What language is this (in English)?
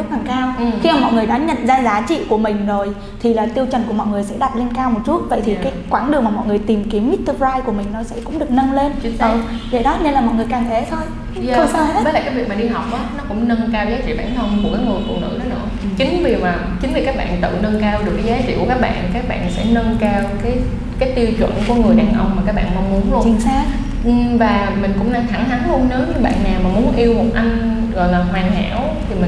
Vietnamese